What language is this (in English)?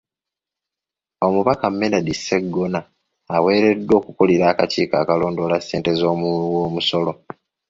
Ganda